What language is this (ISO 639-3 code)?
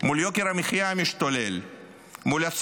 heb